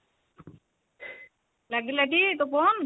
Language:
Odia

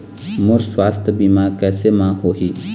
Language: Chhattisgarhi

